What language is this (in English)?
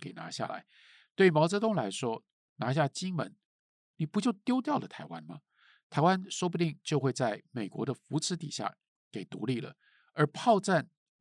Chinese